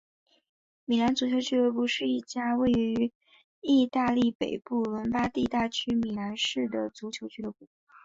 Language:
Chinese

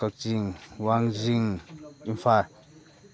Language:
Manipuri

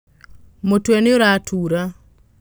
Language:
Kikuyu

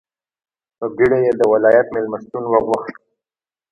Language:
Pashto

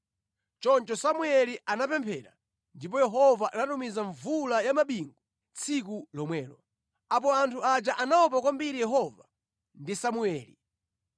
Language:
Nyanja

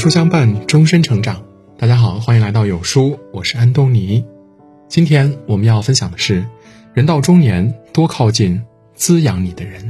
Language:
Chinese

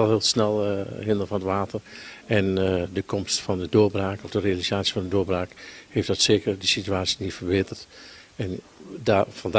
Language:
Dutch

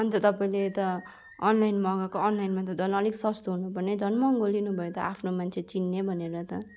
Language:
Nepali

